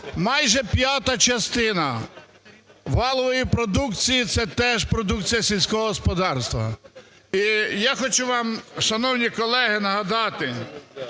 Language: Ukrainian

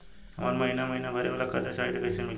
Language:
Bhojpuri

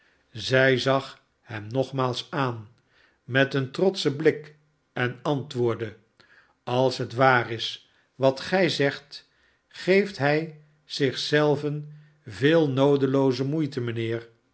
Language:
Dutch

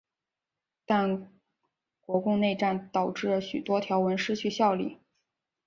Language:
Chinese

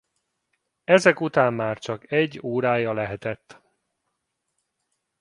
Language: Hungarian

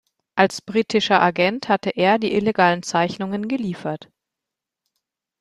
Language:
German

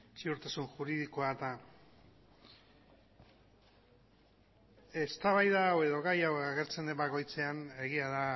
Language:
Basque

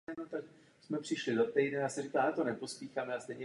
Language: Czech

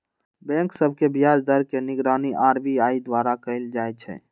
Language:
Magahi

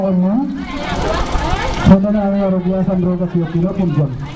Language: Serer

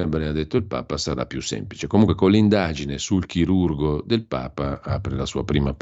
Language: Italian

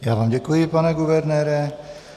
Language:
Czech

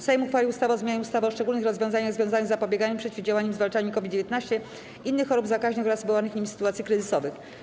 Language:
Polish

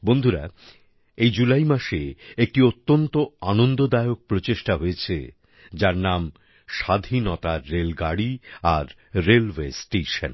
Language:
Bangla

